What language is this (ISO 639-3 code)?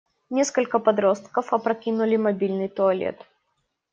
rus